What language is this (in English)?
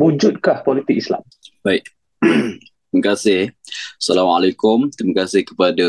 Malay